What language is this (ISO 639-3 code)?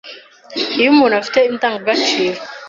kin